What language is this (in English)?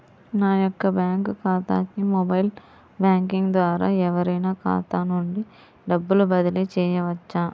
Telugu